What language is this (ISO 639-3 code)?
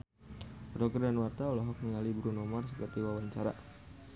sun